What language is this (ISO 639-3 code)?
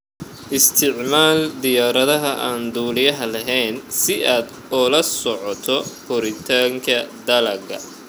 som